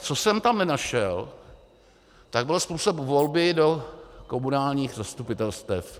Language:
Czech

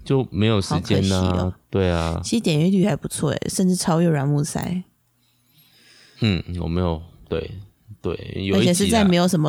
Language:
Chinese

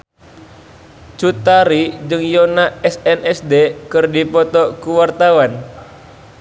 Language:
Sundanese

